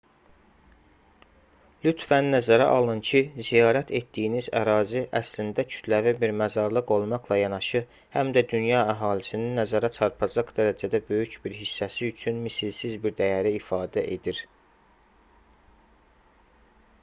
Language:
Azerbaijani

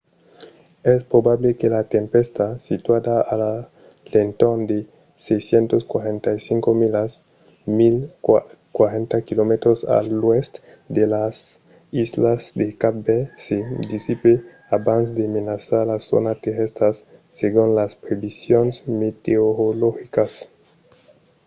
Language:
Occitan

